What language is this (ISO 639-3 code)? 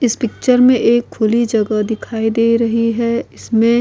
hin